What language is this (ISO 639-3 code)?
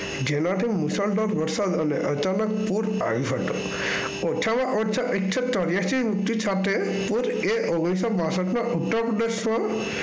guj